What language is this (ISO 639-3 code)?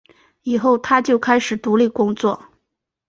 zho